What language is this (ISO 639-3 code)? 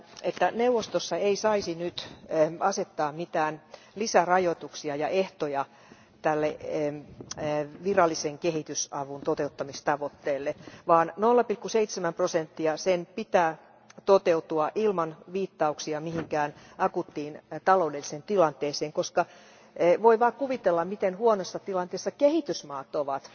fin